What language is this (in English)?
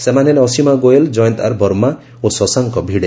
Odia